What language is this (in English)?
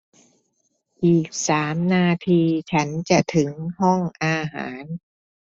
Thai